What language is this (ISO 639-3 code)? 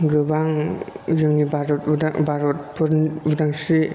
brx